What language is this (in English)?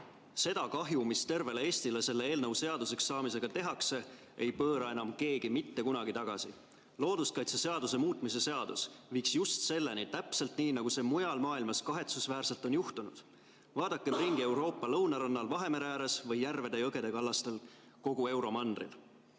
Estonian